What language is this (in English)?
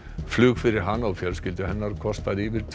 Icelandic